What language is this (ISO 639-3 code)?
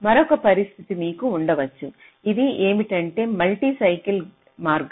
tel